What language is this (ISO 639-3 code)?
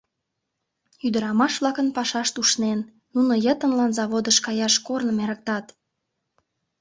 chm